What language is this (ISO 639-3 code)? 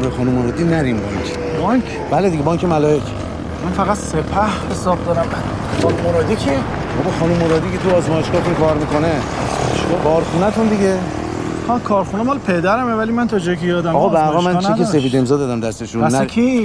fas